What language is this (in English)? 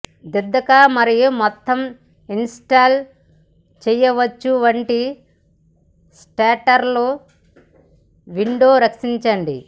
Telugu